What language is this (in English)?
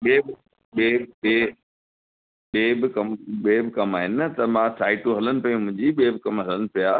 Sindhi